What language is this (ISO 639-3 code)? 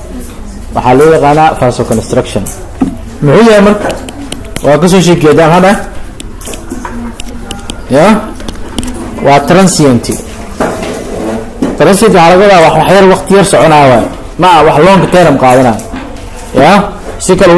ara